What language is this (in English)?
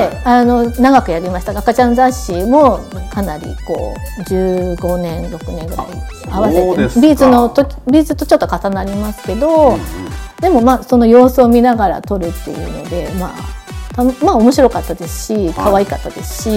Japanese